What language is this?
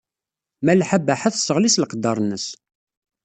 Kabyle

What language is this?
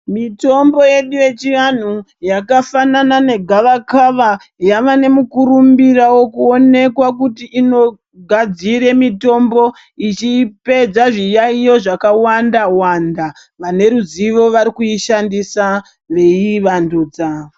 Ndau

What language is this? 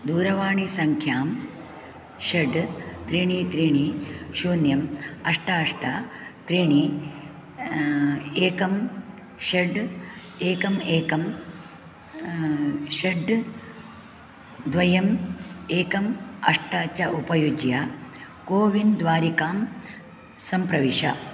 Sanskrit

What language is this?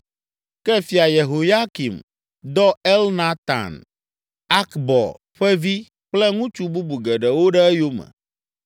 Ewe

